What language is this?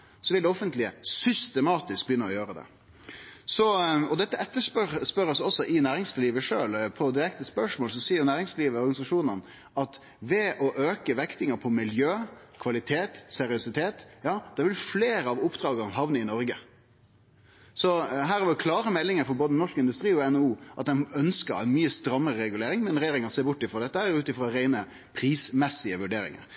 Norwegian Nynorsk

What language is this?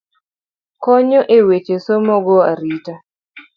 Luo (Kenya and Tanzania)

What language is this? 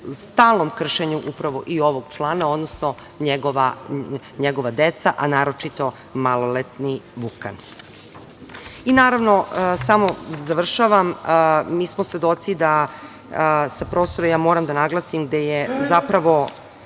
Serbian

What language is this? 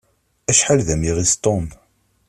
Kabyle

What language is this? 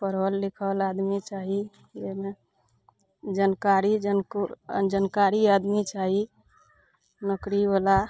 Maithili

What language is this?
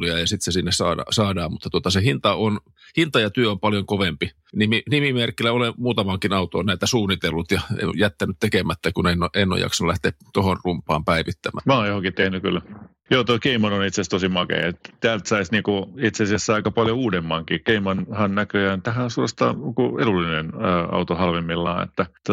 Finnish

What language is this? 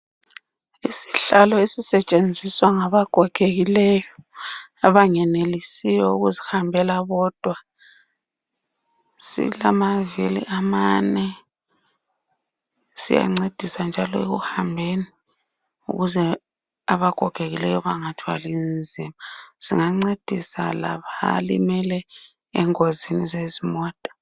North Ndebele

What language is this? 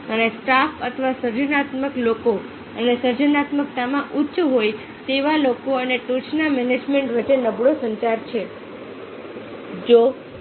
Gujarati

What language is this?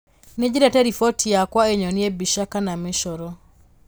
Kikuyu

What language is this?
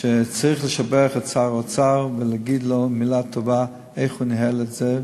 Hebrew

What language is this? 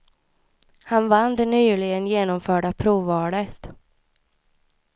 Swedish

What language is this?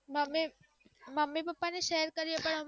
Gujarati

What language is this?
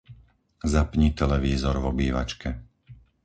Slovak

